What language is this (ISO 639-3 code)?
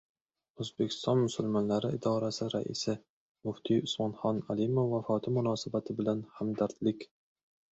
uzb